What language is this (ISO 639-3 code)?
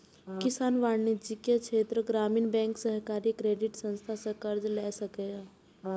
mai